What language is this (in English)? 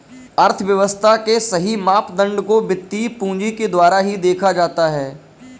Hindi